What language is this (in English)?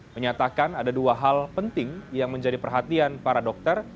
Indonesian